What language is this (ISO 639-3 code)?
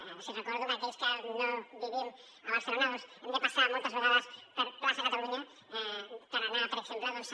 cat